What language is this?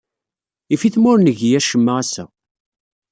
Kabyle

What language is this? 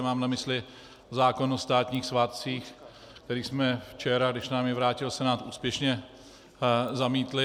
Czech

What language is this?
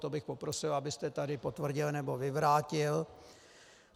Czech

